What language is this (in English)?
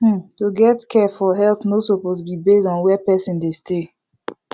Nigerian Pidgin